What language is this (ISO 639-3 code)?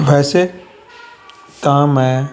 pan